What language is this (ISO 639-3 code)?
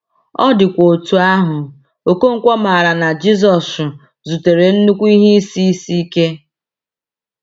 ibo